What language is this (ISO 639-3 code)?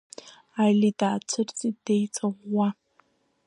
abk